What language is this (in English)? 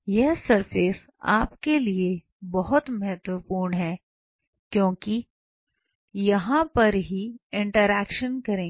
Hindi